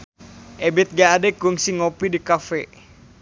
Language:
Sundanese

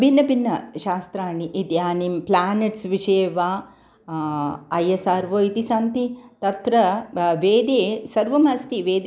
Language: Sanskrit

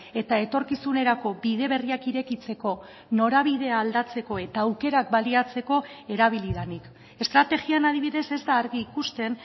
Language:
Basque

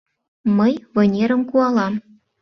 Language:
Mari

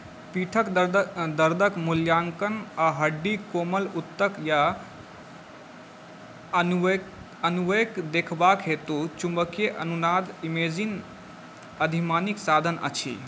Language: Maithili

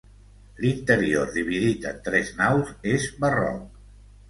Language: Catalan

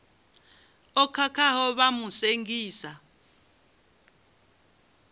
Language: Venda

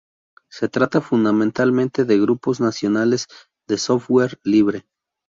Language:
Spanish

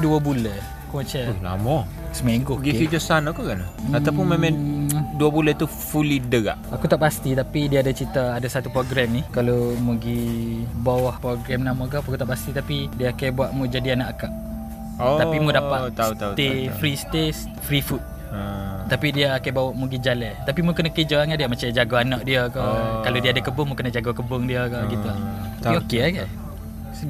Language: Malay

